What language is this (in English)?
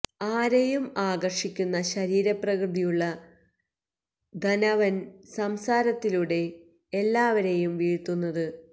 Malayalam